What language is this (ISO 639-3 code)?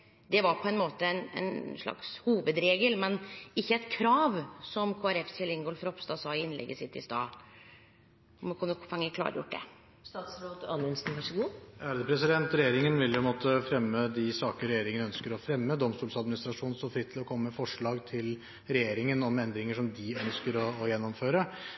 nor